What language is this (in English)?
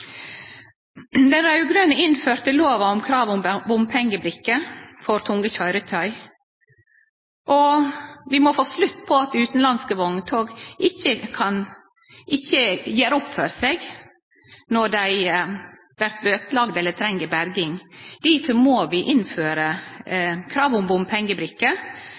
Norwegian Nynorsk